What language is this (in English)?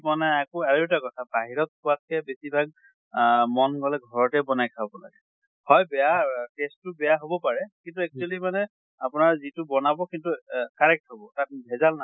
Assamese